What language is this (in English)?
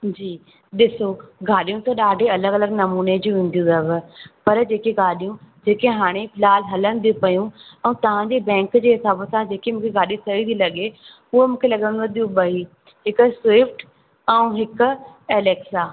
Sindhi